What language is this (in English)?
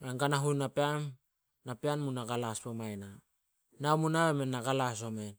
Solos